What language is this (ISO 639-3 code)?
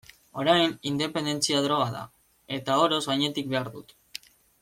eus